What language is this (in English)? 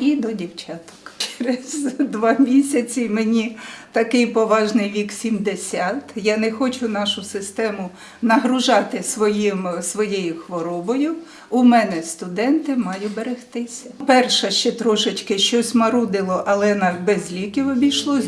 Ukrainian